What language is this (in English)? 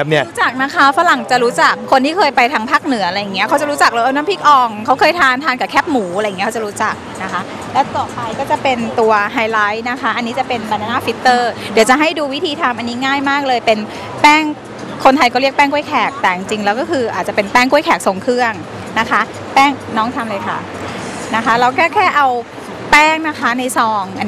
Thai